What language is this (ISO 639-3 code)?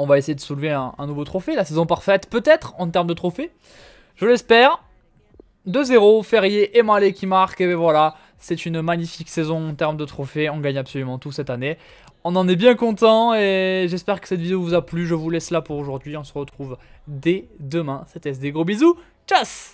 fra